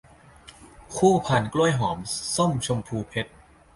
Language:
Thai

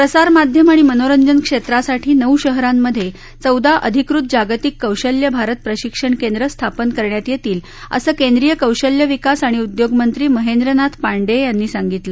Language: Marathi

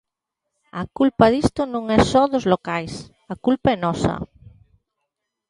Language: Galician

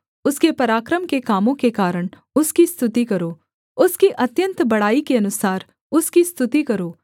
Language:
Hindi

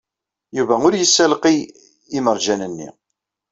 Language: Kabyle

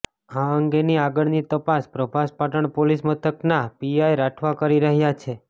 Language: Gujarati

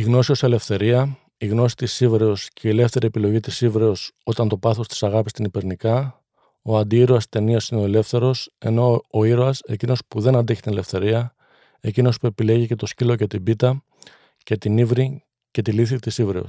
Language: Greek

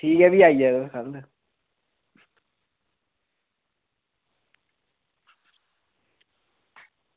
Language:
Dogri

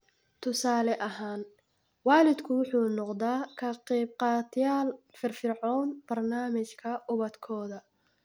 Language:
Somali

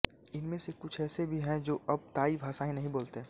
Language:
Hindi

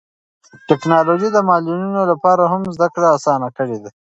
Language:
Pashto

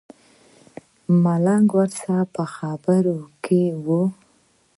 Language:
Pashto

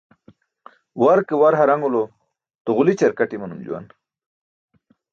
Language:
Burushaski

